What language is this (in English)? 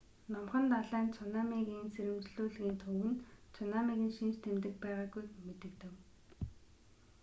Mongolian